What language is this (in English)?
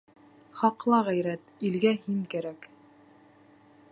Bashkir